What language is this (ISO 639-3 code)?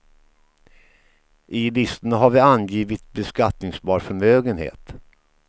swe